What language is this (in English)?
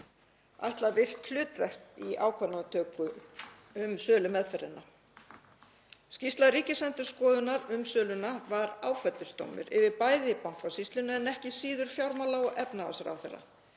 Icelandic